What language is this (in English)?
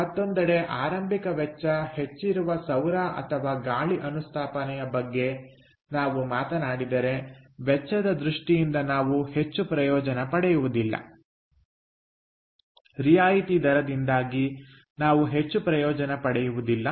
Kannada